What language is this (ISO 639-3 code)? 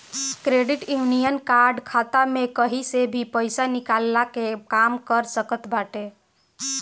bho